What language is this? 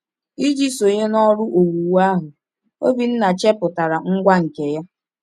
Igbo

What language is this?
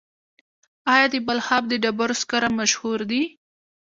Pashto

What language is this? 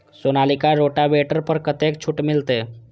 Maithili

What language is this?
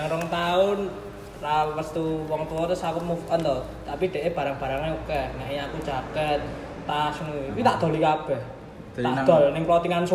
Indonesian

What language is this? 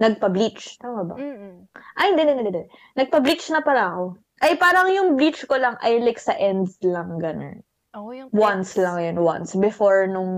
Filipino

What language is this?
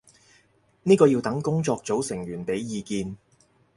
Cantonese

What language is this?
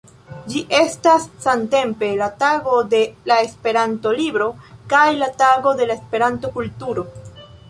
Esperanto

